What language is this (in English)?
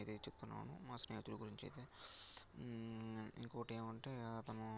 Telugu